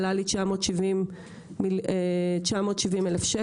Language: Hebrew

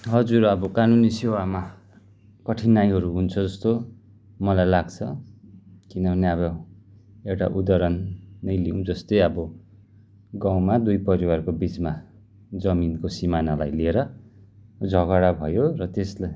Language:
Nepali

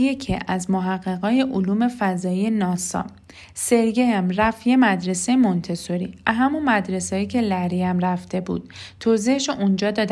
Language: Persian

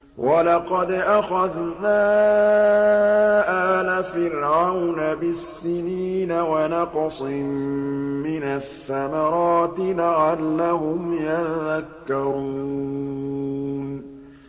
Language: Arabic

